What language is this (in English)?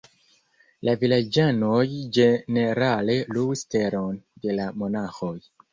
Esperanto